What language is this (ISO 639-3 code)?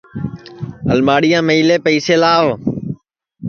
ssi